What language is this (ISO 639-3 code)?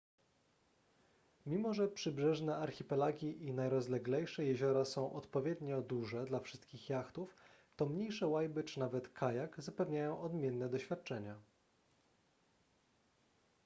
pol